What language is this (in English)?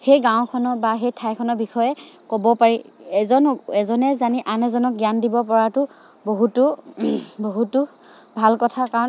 Assamese